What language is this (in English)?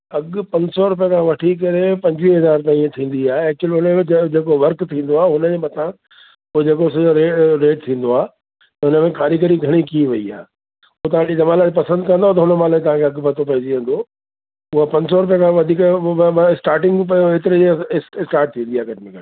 Sindhi